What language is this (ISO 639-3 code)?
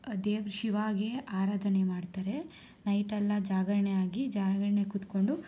kan